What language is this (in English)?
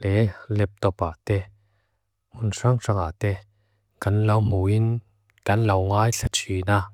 Mizo